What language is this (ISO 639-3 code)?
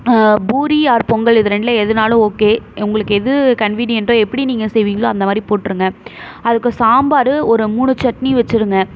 tam